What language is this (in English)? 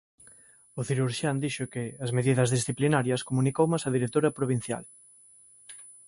Galician